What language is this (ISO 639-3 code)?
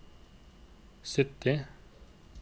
nor